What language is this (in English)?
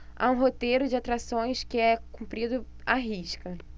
Portuguese